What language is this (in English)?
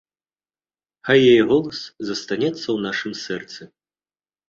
Belarusian